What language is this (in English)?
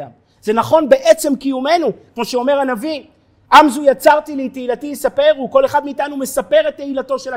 Hebrew